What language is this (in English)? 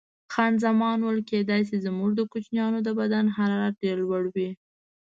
Pashto